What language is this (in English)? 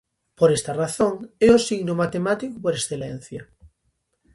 Galician